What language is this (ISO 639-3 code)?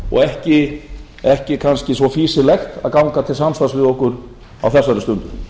isl